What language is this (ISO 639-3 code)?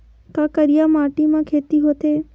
hne